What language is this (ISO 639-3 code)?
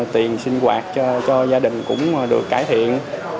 vie